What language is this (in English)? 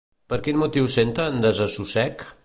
Catalan